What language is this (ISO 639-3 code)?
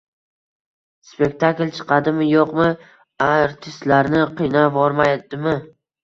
uzb